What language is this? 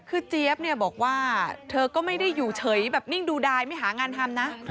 Thai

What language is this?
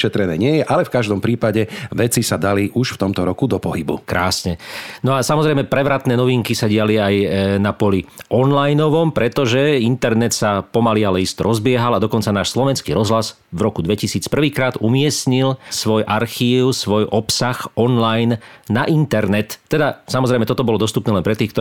Slovak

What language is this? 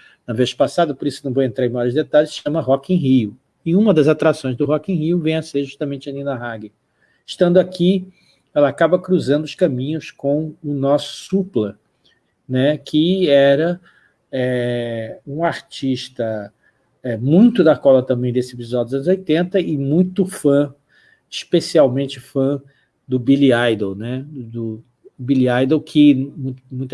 Portuguese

